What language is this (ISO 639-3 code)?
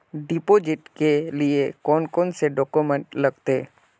mag